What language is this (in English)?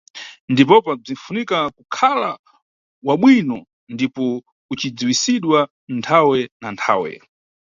Nyungwe